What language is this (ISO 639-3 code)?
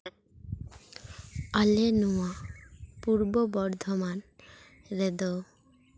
sat